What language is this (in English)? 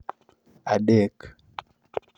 Luo (Kenya and Tanzania)